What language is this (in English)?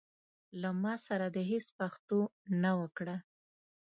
Pashto